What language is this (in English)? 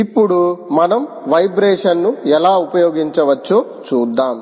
Telugu